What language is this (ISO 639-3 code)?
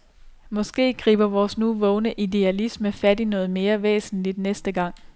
dan